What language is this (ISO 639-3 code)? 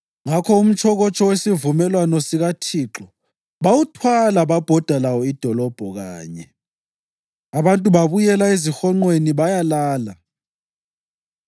nde